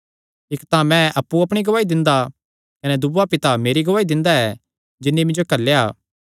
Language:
Kangri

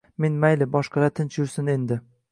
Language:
Uzbek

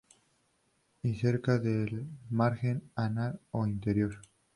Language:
Spanish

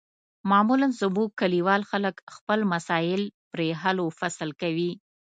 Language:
Pashto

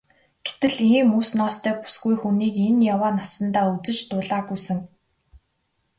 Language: Mongolian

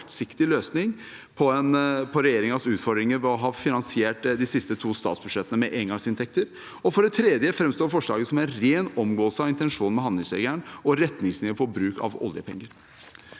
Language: Norwegian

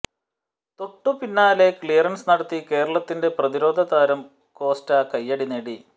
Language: Malayalam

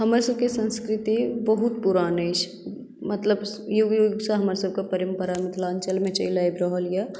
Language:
Maithili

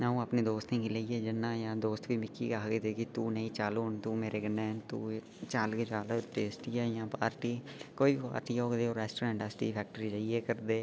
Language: Dogri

